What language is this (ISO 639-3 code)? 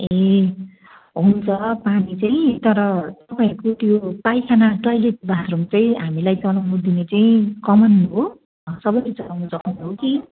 nep